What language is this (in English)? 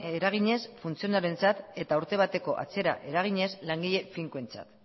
Basque